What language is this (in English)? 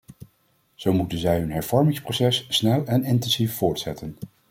Dutch